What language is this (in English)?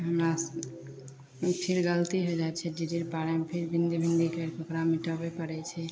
Maithili